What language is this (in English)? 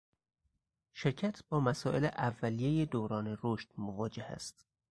Persian